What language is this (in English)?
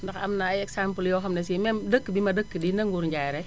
Wolof